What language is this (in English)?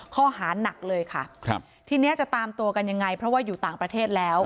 Thai